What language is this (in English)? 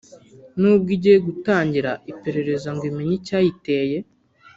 Kinyarwanda